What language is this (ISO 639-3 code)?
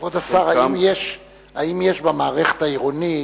heb